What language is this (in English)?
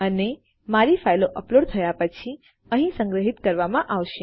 Gujarati